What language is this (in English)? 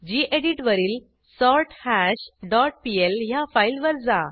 Marathi